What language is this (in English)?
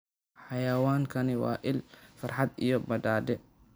Somali